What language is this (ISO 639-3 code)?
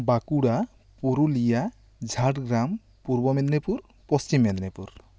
sat